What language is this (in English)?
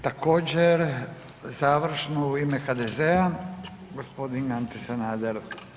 Croatian